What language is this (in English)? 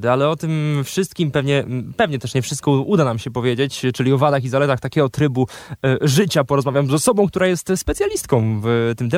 Polish